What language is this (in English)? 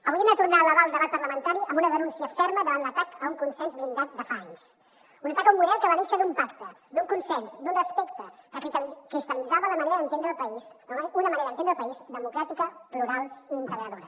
Catalan